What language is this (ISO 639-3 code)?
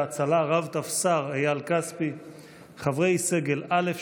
heb